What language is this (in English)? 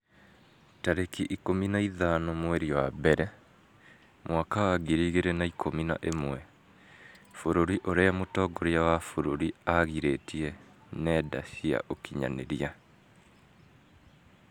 Kikuyu